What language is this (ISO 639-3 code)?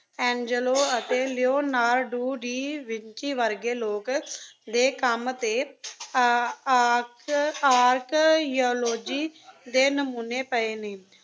pan